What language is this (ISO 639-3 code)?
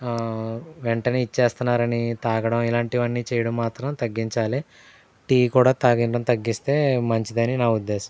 tel